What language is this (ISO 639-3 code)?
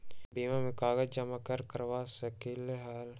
mag